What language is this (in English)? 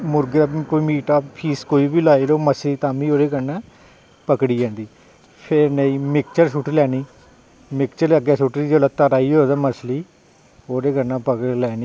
Dogri